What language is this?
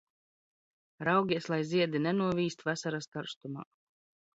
Latvian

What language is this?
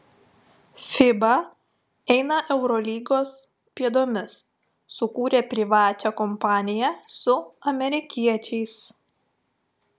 Lithuanian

